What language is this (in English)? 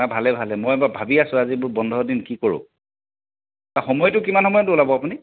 Assamese